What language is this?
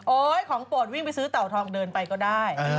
Thai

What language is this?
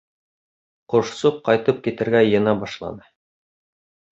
Bashkir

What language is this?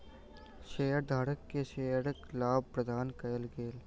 Maithili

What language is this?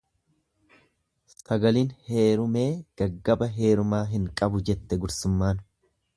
Oromo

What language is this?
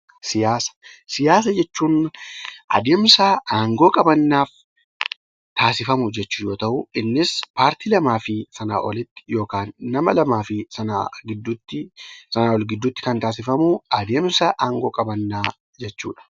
Oromo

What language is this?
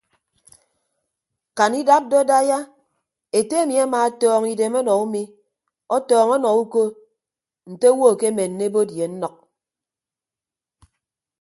Ibibio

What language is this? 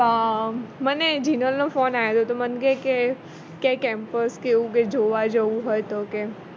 Gujarati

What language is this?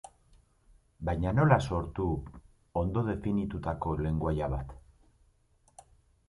Basque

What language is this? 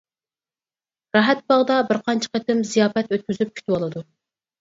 Uyghur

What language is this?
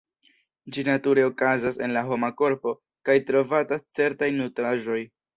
Esperanto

